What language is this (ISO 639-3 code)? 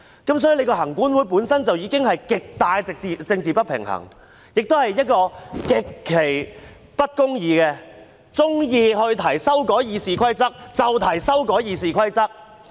yue